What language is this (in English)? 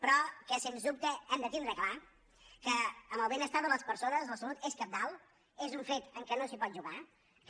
Catalan